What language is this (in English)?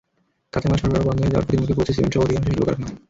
Bangla